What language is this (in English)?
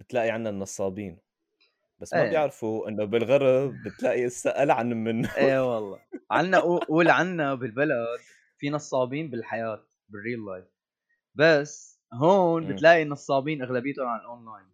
Arabic